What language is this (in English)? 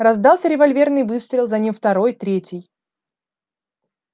Russian